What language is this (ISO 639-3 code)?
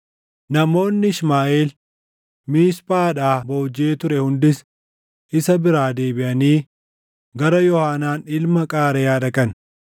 orm